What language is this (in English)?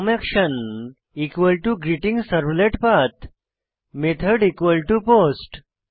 Bangla